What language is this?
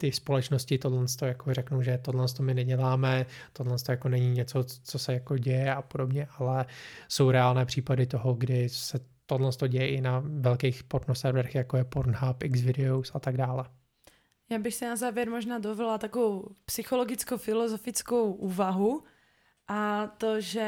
Czech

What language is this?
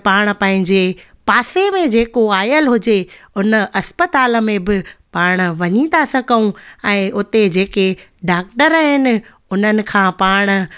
Sindhi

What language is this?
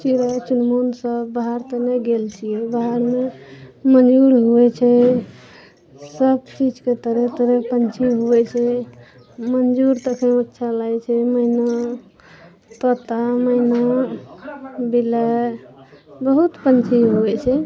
Maithili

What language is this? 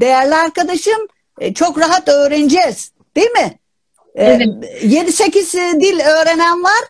Turkish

